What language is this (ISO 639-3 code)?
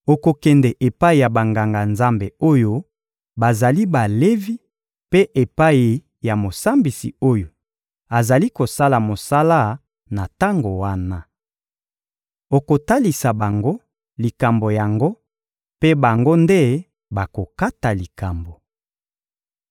lin